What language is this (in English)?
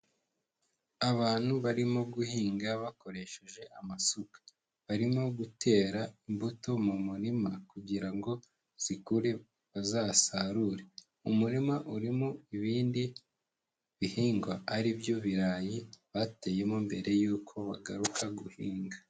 Kinyarwanda